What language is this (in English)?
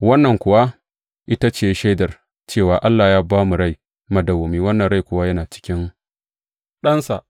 Hausa